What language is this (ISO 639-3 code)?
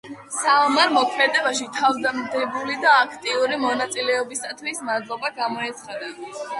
kat